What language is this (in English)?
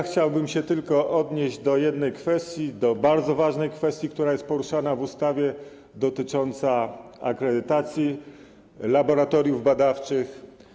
Polish